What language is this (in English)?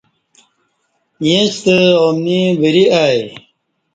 Kati